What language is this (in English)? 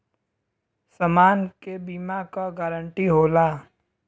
Bhojpuri